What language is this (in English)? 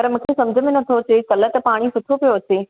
Sindhi